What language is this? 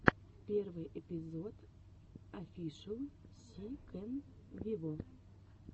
Russian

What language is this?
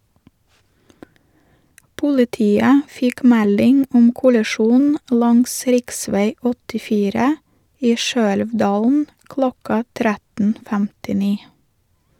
Norwegian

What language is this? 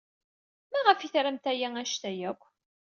Kabyle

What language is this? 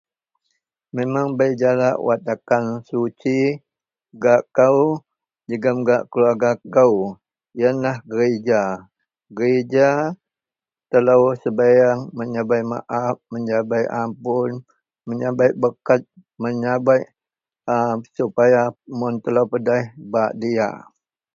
Central Melanau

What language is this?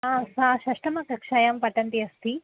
Sanskrit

